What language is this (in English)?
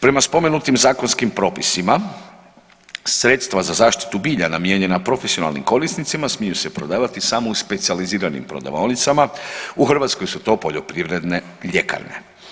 Croatian